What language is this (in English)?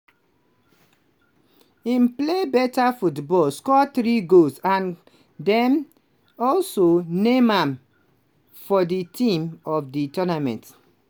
Nigerian Pidgin